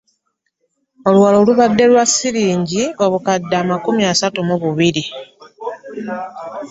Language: Ganda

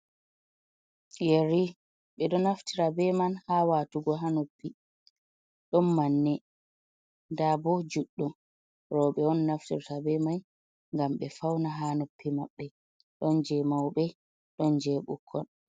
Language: Fula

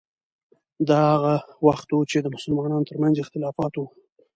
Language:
Pashto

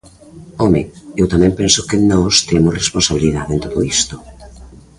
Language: Galician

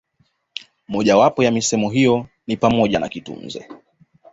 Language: Swahili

